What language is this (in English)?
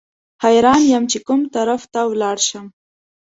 Pashto